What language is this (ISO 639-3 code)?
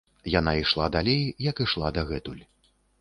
bel